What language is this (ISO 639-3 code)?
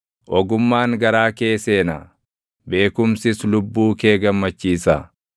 orm